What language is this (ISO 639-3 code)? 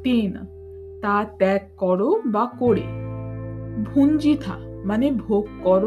ben